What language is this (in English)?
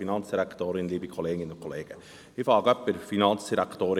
Swiss German